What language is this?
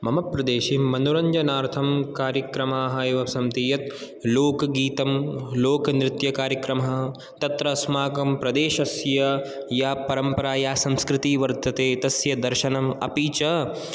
Sanskrit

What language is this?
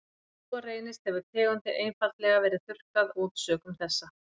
Icelandic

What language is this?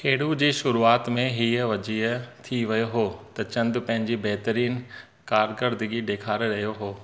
Sindhi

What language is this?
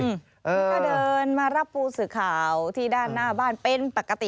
Thai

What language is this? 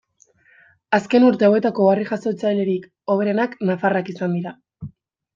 Basque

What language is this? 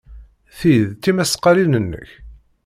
Kabyle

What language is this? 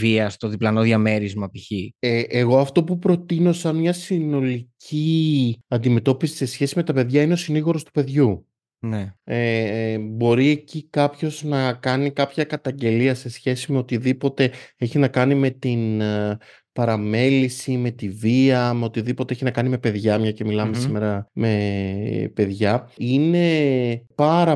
Greek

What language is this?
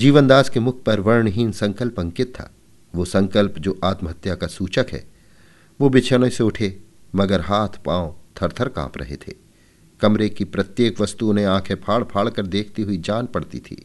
Hindi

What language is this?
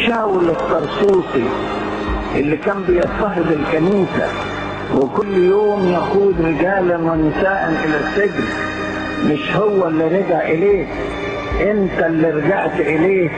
Arabic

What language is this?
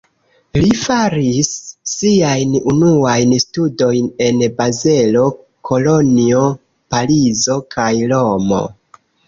Esperanto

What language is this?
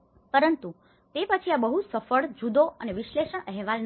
Gujarati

